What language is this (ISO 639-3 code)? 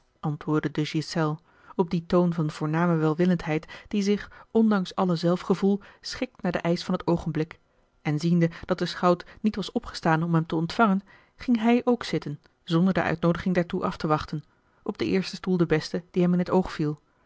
nld